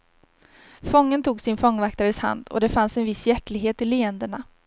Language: Swedish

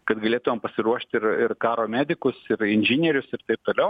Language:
Lithuanian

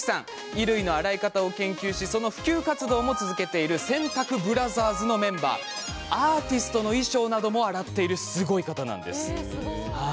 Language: Japanese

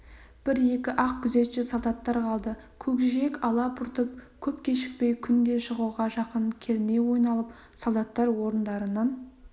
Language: Kazakh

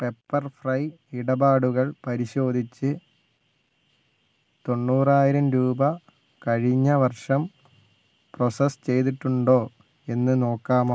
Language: Malayalam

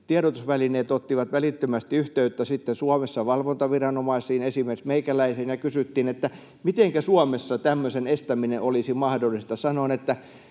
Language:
Finnish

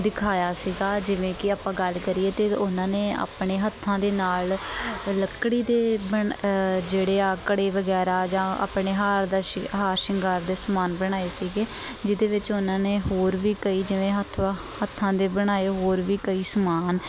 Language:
Punjabi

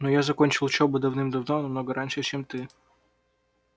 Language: Russian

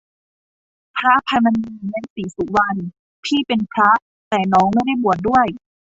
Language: Thai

